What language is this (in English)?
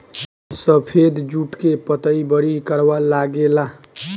Bhojpuri